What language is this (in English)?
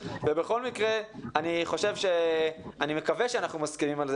Hebrew